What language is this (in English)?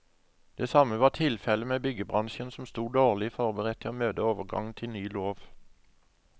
Norwegian